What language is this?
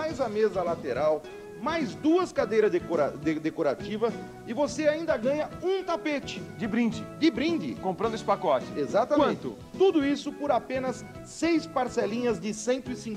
Portuguese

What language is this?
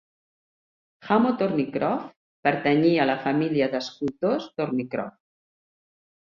Catalan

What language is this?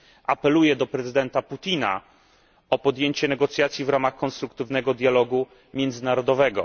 Polish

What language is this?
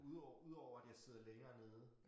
Danish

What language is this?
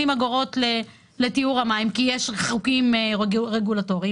Hebrew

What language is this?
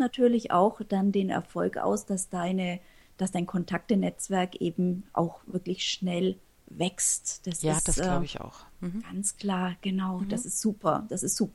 German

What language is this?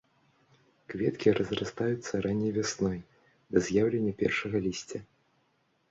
Belarusian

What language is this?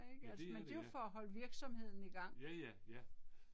Danish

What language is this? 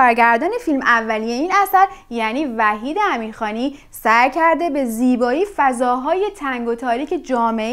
Persian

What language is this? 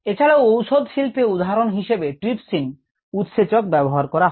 Bangla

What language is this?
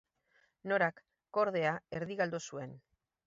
Basque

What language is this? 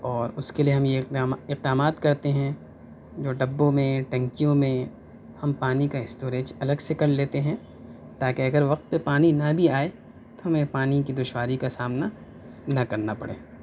Urdu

